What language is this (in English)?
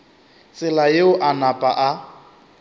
Northern Sotho